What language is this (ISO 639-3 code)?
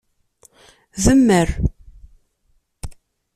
kab